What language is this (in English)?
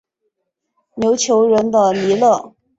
Chinese